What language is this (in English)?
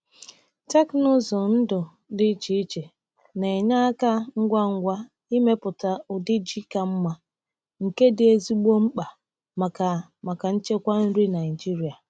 Igbo